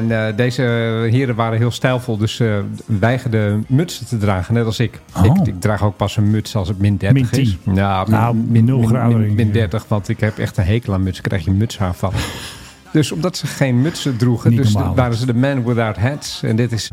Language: Dutch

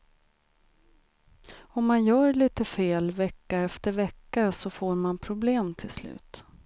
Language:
Swedish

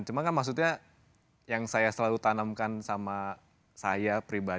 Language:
Indonesian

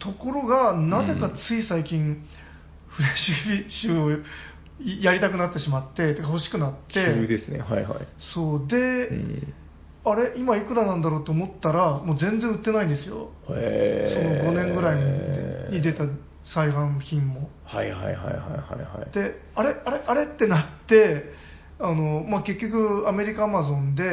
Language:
Japanese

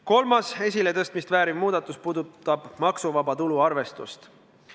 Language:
Estonian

